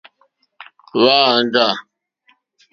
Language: Mokpwe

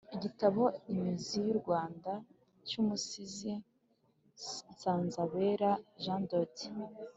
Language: Kinyarwanda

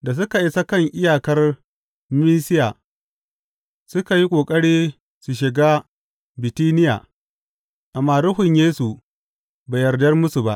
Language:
Hausa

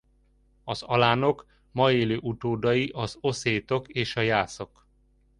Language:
Hungarian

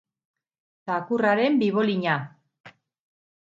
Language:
Basque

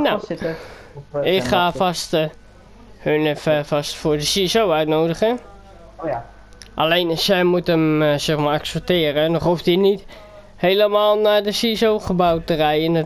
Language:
Dutch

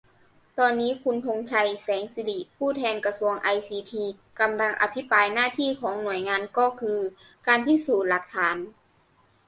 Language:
Thai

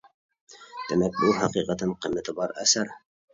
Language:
Uyghur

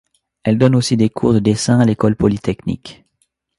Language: French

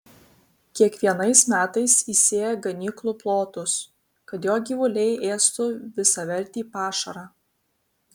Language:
Lithuanian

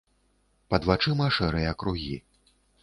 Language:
Belarusian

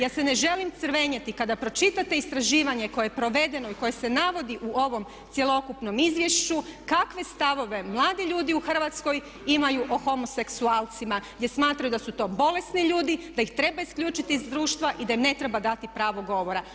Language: Croatian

